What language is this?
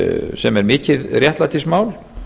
Icelandic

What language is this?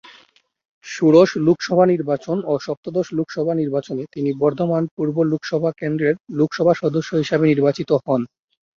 Bangla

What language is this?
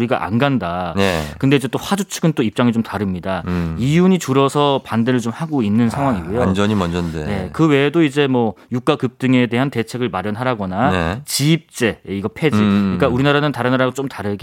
Korean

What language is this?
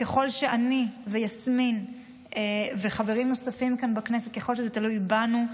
Hebrew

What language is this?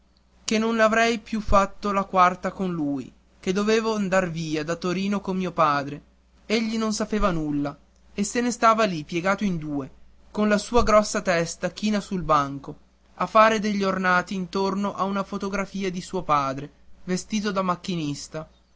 Italian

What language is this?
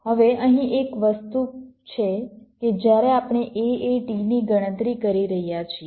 Gujarati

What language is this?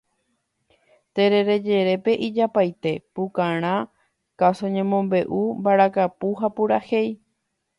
Guarani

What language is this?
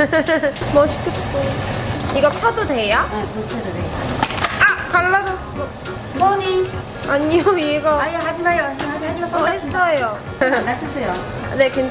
Korean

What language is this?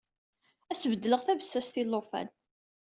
Kabyle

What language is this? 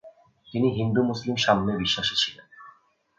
Bangla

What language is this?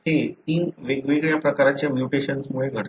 Marathi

